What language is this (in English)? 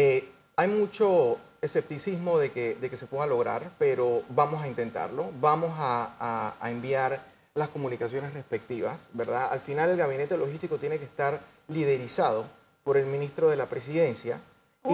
Spanish